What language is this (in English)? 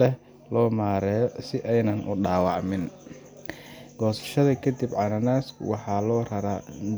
Somali